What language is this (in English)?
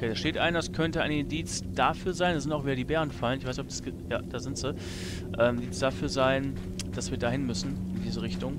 German